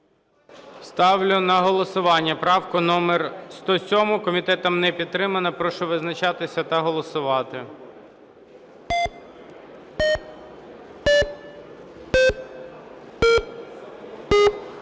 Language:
Ukrainian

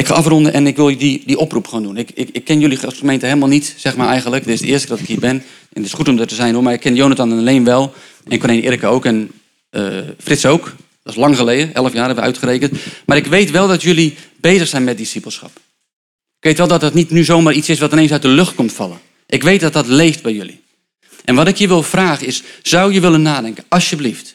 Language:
Dutch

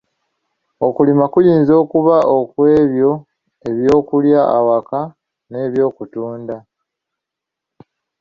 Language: Ganda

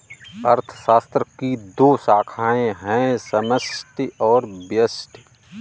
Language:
Hindi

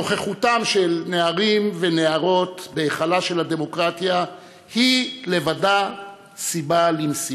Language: Hebrew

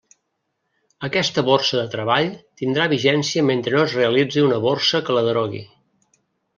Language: Catalan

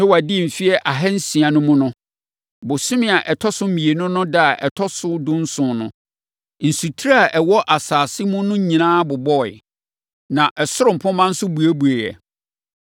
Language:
Akan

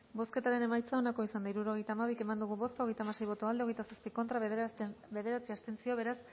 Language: Basque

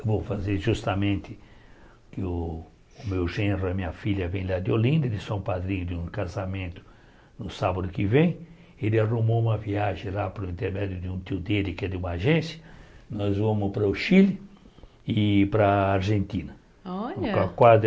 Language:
Portuguese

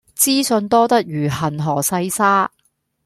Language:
Cantonese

